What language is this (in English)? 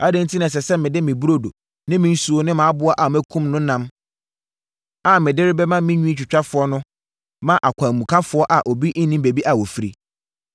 Akan